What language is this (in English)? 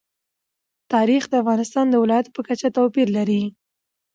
Pashto